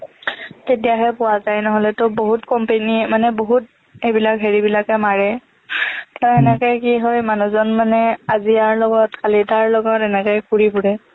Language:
Assamese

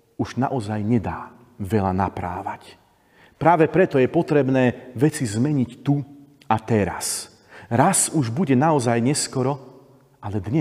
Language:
Slovak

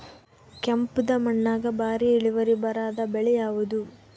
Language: Kannada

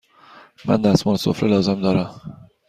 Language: Persian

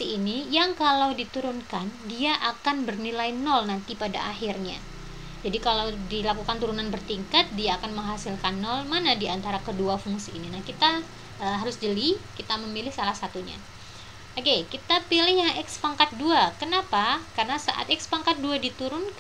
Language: Indonesian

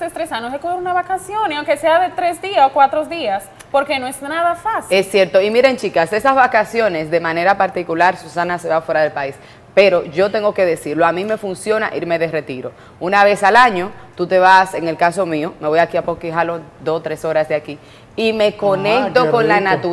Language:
Spanish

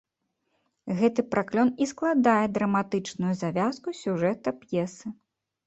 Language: Belarusian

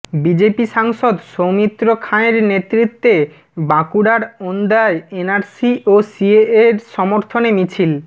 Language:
Bangla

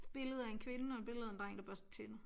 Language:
Danish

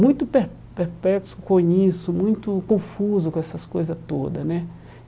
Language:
Portuguese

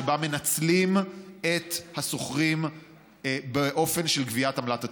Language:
Hebrew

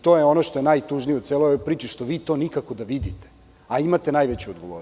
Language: Serbian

